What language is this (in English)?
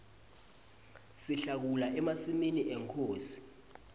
Swati